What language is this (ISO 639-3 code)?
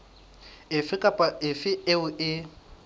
sot